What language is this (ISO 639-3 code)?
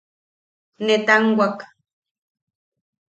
yaq